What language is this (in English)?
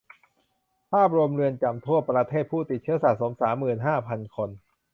Thai